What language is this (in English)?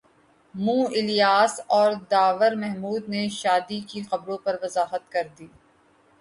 Urdu